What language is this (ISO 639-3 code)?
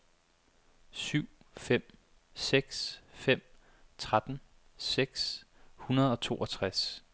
dan